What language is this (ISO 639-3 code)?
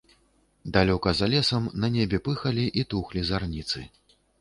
bel